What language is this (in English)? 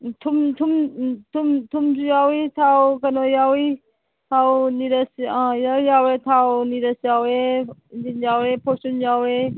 Manipuri